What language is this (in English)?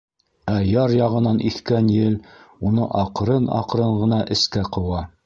Bashkir